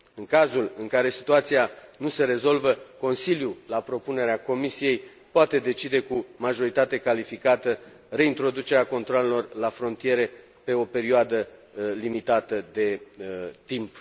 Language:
Romanian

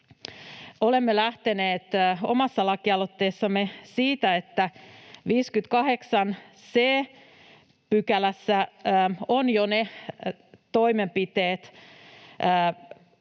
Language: Finnish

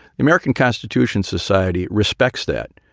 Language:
English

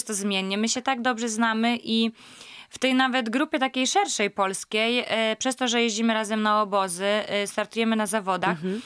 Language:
Polish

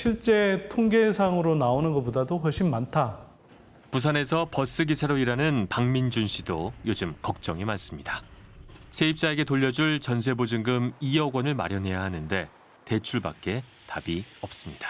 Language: Korean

